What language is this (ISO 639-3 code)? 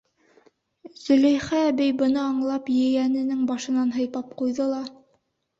bak